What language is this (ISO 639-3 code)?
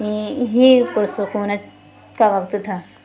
urd